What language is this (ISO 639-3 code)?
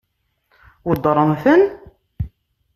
kab